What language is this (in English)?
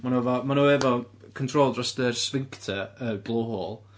Welsh